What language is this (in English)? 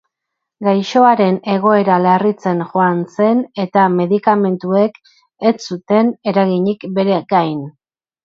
Basque